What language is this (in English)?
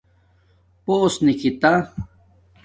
Domaaki